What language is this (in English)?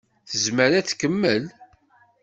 Kabyle